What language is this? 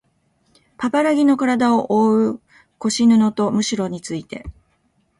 Japanese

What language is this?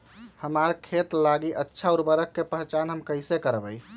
Magahi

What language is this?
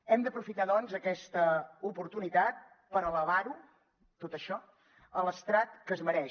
Catalan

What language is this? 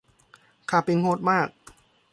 Thai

